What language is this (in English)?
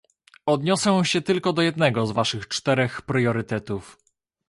Polish